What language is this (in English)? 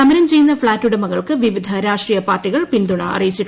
Malayalam